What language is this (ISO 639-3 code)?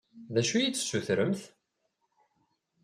kab